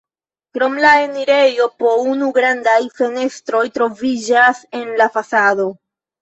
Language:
Esperanto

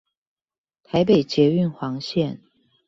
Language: Chinese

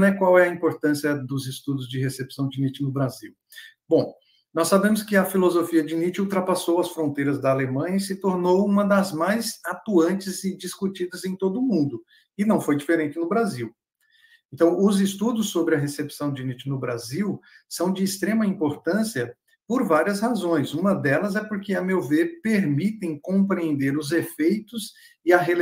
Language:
Portuguese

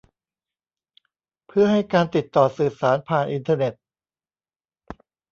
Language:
Thai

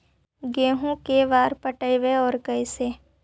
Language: Magahi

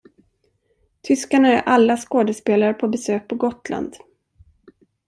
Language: Swedish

